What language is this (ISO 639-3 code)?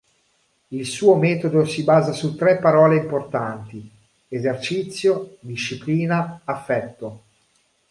ita